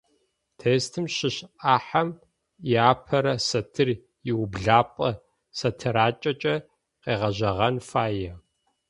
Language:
Adyghe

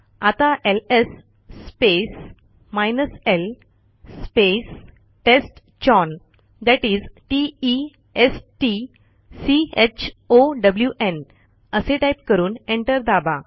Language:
Marathi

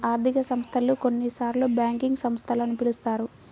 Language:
Telugu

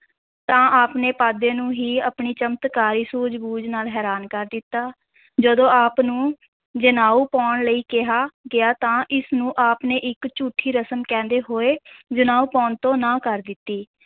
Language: Punjabi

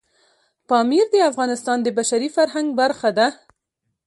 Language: Pashto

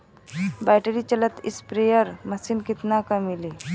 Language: Bhojpuri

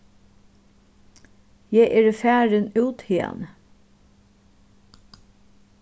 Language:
Faroese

